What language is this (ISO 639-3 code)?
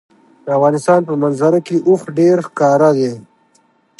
pus